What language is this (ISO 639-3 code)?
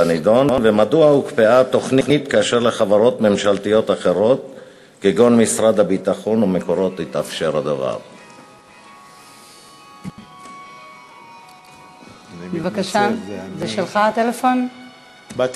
heb